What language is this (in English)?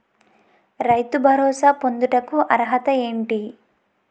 Telugu